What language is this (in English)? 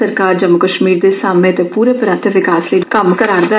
Dogri